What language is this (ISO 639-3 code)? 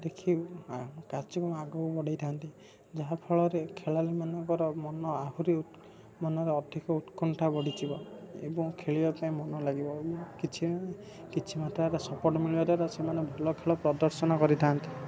ori